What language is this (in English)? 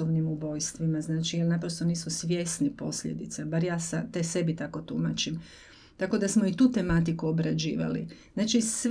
Croatian